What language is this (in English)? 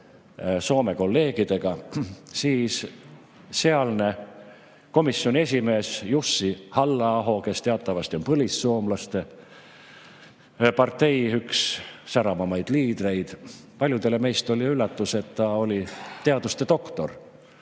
Estonian